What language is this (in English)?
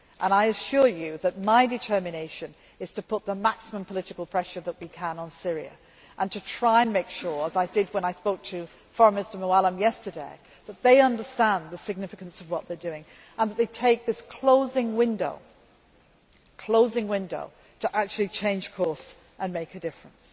English